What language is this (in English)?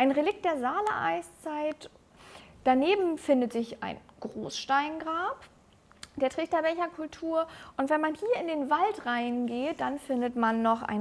German